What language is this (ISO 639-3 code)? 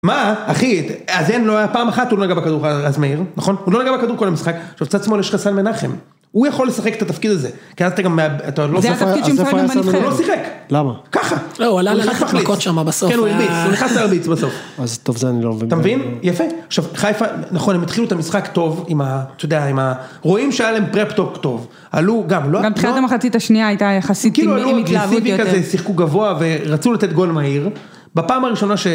heb